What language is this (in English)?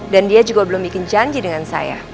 Indonesian